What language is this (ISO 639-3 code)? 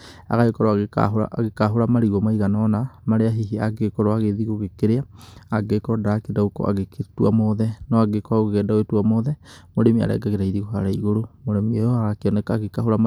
kik